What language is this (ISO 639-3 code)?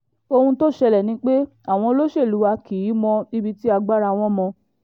yor